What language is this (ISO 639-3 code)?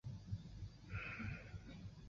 zho